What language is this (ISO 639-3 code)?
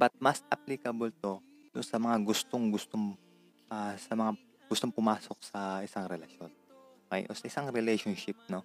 fil